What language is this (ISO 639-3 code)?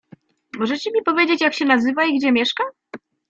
pol